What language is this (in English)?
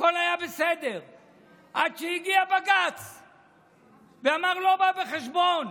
Hebrew